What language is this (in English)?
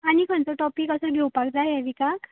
Konkani